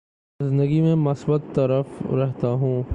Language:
Urdu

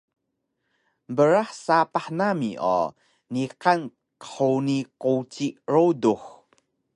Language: Taroko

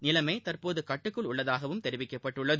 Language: Tamil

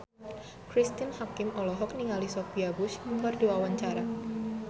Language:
Sundanese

